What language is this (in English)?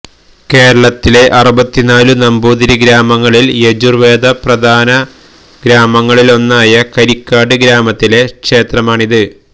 Malayalam